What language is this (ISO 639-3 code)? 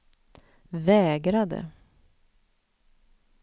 swe